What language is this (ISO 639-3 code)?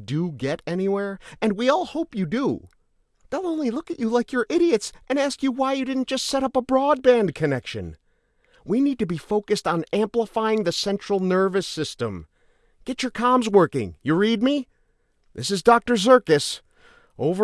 eng